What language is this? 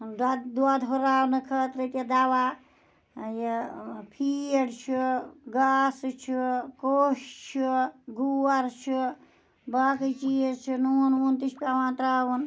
Kashmiri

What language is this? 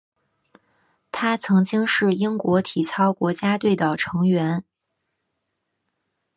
Chinese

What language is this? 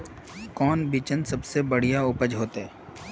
Magahi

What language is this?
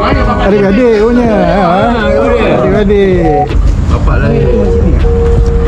Malay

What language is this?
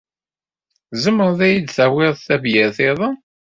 Kabyle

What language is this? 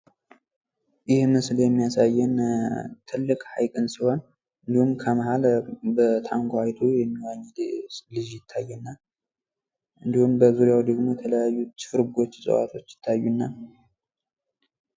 Amharic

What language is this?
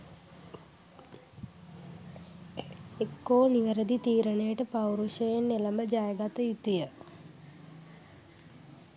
Sinhala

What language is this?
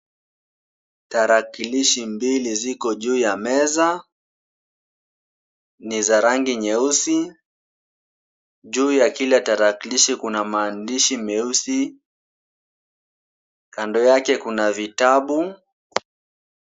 Swahili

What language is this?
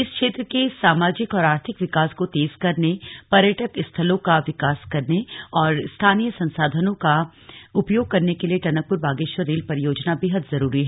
Hindi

